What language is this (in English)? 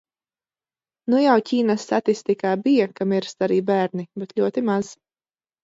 Latvian